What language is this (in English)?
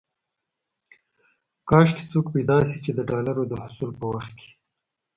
Pashto